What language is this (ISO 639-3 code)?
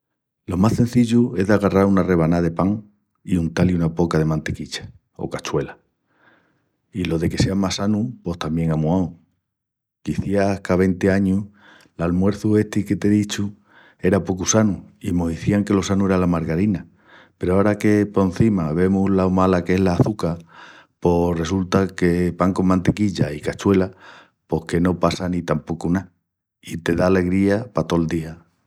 ext